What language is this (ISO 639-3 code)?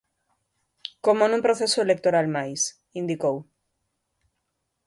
glg